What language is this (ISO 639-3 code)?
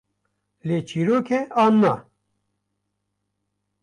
kur